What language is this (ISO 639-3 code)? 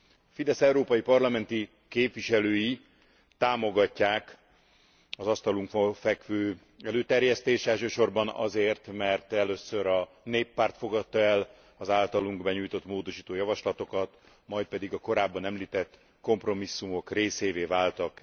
hun